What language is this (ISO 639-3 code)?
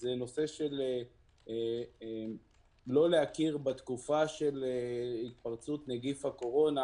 heb